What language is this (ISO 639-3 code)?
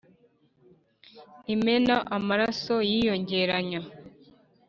kin